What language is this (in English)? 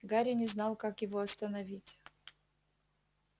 Russian